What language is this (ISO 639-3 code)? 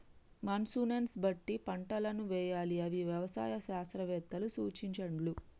tel